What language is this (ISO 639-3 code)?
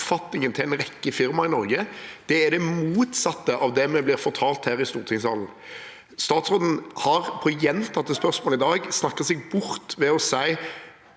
nor